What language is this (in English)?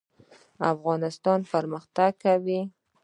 Pashto